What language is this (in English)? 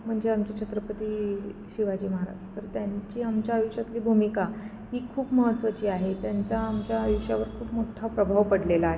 Marathi